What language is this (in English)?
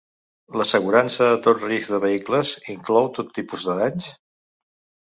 Catalan